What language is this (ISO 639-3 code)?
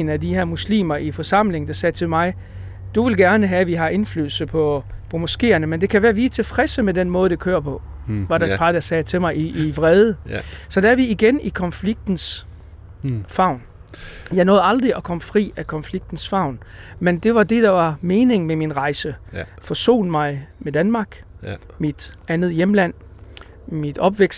dan